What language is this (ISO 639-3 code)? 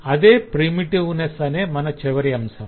tel